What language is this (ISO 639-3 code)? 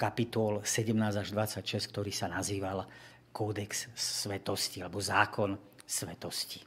slk